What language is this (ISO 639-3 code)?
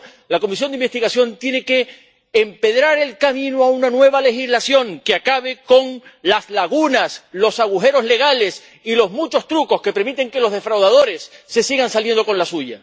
spa